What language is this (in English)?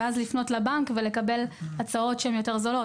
Hebrew